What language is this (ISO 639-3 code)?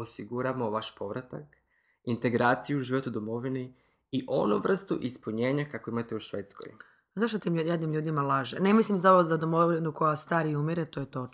hrv